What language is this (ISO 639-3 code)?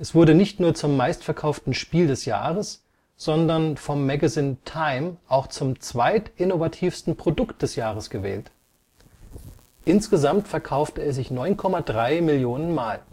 deu